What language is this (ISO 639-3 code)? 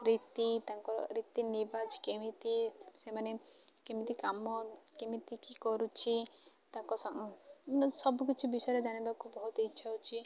ori